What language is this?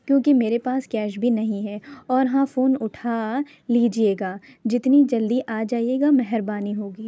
Urdu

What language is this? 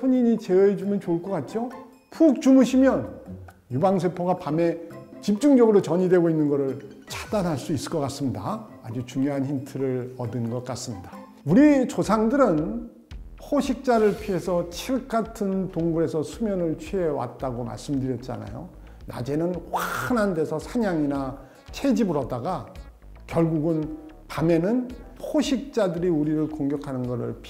Korean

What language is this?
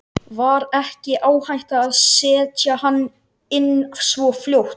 Icelandic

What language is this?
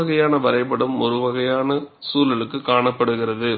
Tamil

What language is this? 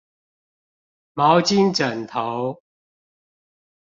Chinese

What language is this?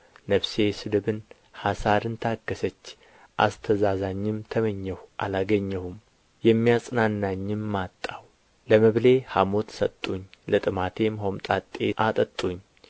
Amharic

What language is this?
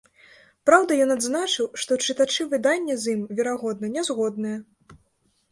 Belarusian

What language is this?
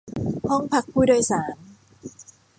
Thai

